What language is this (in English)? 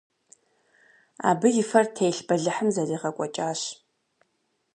Kabardian